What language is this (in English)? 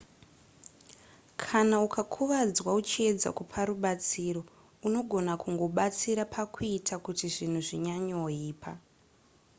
Shona